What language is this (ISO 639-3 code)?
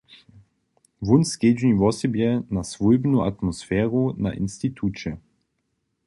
hsb